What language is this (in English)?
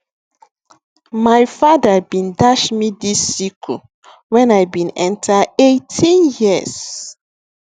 Nigerian Pidgin